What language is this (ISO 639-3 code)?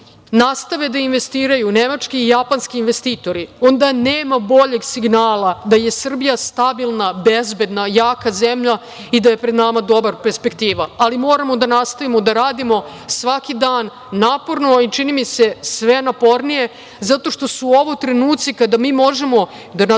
srp